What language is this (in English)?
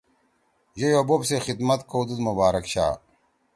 Torwali